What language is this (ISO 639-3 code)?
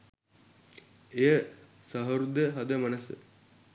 sin